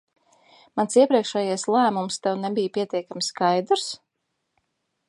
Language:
Latvian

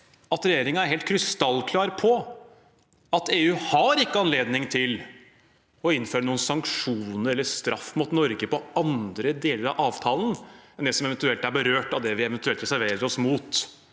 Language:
Norwegian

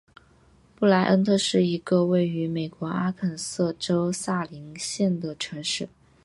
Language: Chinese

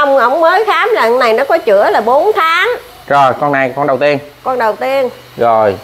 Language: Vietnamese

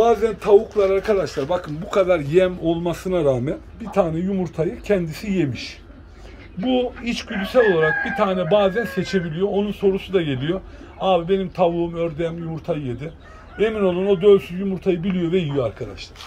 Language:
Turkish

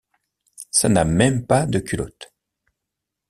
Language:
French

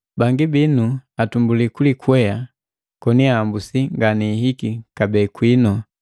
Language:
Matengo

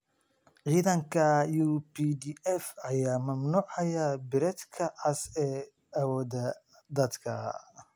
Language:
Somali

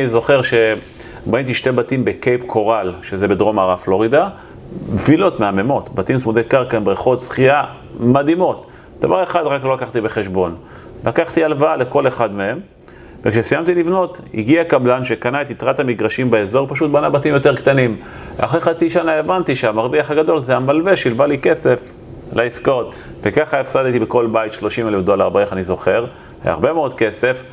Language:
Hebrew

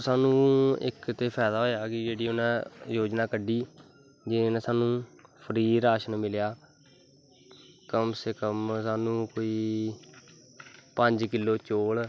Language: Dogri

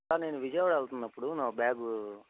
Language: Telugu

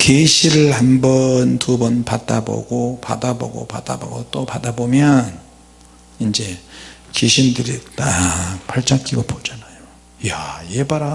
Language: Korean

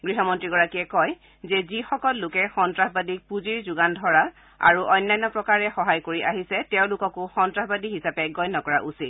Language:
Assamese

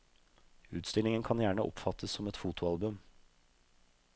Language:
Norwegian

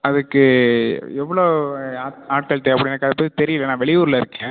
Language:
Tamil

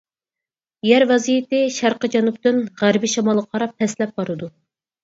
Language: Uyghur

